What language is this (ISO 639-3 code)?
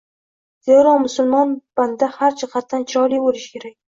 uzb